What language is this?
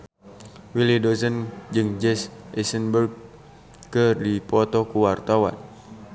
Sundanese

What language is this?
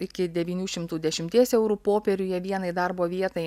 Lithuanian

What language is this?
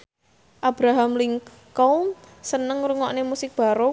Javanese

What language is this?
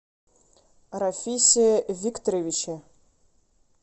Russian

